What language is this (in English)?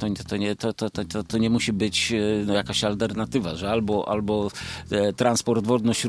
Polish